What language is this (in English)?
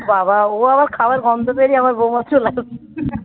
Bangla